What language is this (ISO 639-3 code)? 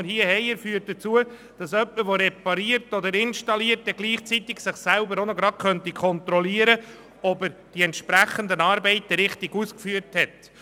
gsw